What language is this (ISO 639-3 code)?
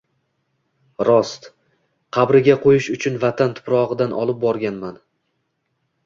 uzb